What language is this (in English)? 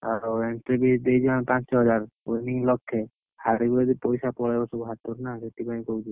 Odia